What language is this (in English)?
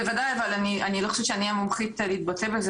Hebrew